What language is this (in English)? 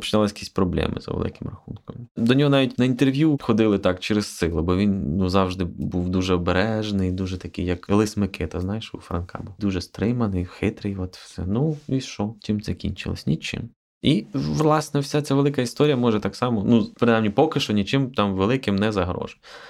Ukrainian